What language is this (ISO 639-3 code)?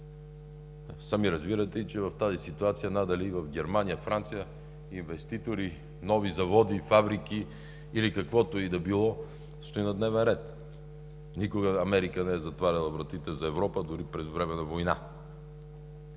bul